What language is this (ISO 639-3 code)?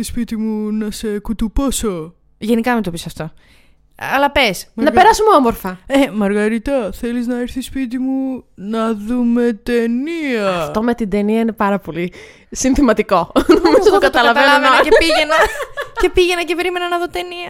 ell